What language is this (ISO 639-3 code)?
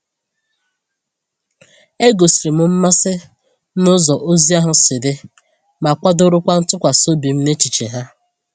ibo